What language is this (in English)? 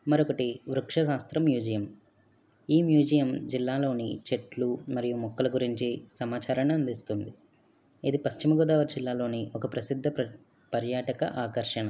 Telugu